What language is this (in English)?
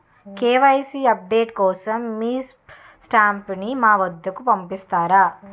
Telugu